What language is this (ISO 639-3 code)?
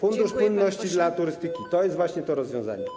pol